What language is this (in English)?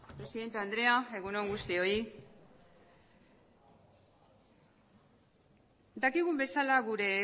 Basque